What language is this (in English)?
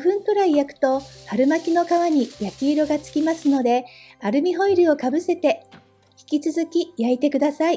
Japanese